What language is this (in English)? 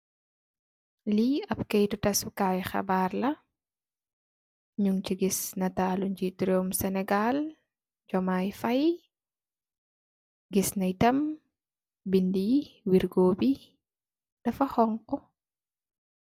Wolof